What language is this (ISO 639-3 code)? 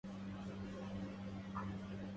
ara